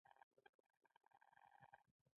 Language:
Pashto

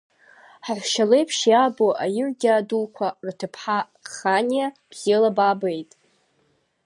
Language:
Abkhazian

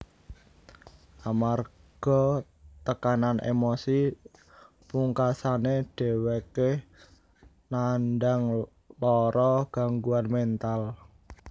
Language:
Javanese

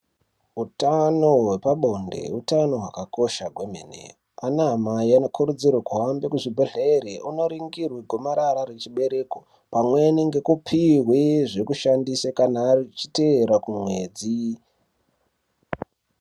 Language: Ndau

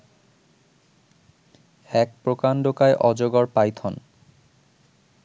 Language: Bangla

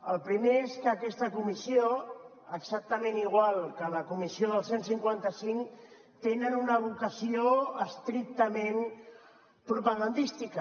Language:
Catalan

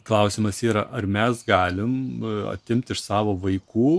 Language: Lithuanian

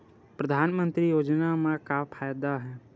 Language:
Chhattisgarhi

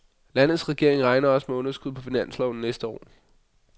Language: Danish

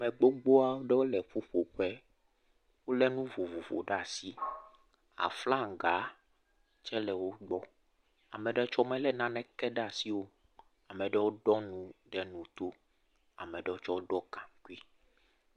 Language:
Ewe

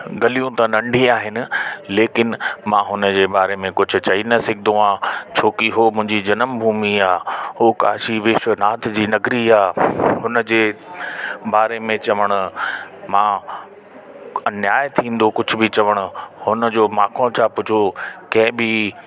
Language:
Sindhi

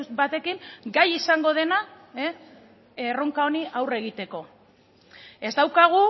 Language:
Basque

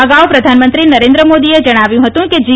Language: Gujarati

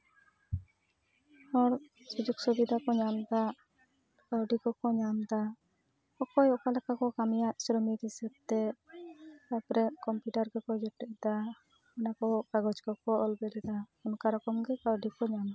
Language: Santali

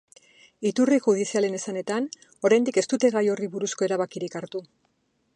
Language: Basque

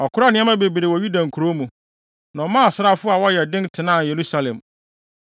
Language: Akan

